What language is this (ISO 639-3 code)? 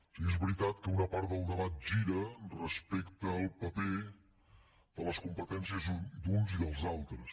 cat